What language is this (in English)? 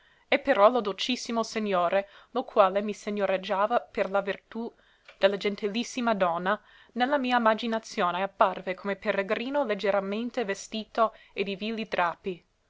Italian